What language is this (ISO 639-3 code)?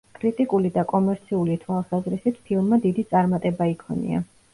kat